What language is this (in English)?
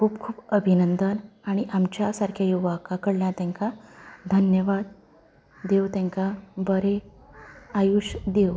Konkani